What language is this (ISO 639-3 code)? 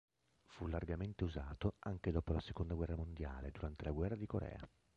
ita